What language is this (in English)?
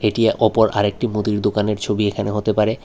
Bangla